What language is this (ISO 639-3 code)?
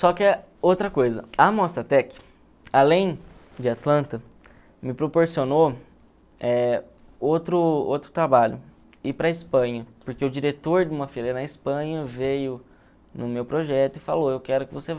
por